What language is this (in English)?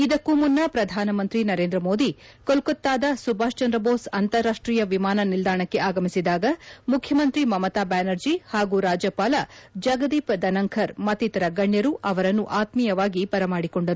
Kannada